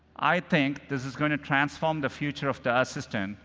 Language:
English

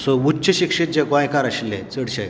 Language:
Konkani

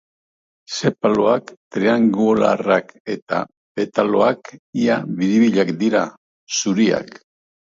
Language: Basque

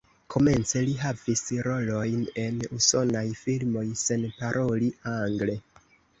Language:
Esperanto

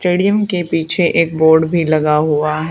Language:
Hindi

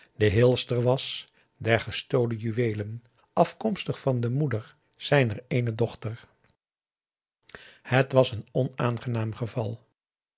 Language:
Dutch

